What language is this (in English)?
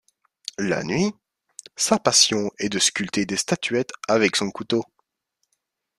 French